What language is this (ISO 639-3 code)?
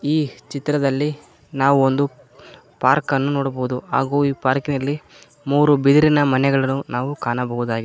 kan